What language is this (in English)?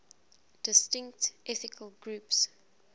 English